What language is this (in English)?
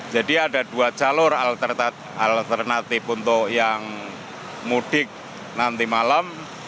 Indonesian